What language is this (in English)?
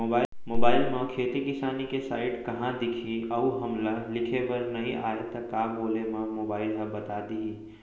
Chhattisgarhi